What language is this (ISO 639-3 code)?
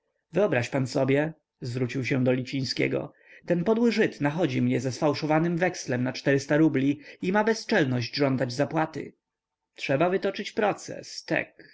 pol